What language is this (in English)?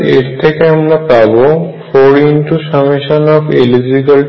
Bangla